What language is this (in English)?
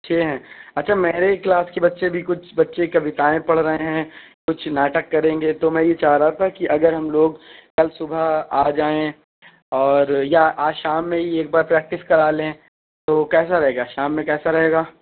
Urdu